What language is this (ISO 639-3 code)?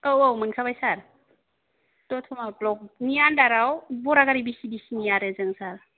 brx